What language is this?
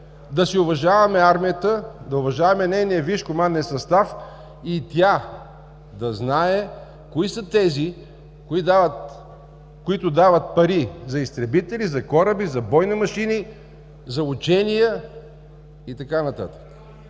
Bulgarian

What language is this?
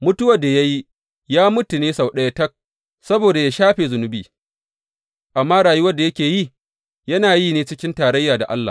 Hausa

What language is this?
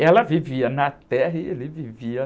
Portuguese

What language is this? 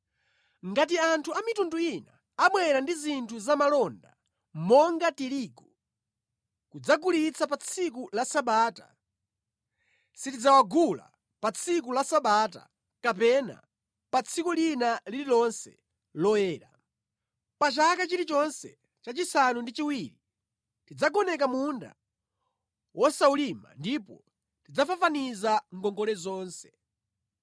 Nyanja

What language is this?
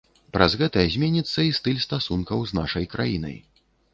Belarusian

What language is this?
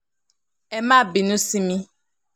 Yoruba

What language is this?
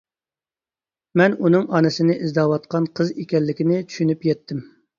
Uyghur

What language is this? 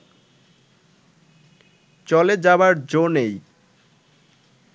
Bangla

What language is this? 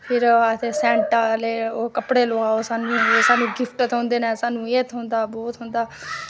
Dogri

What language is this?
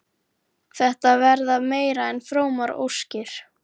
Icelandic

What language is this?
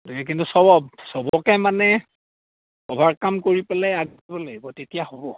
Assamese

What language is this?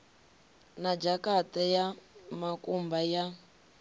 Venda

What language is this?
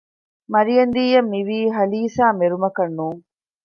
Divehi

